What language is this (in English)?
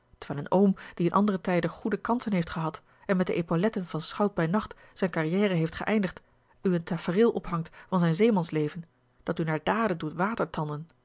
Dutch